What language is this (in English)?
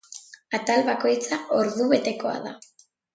Basque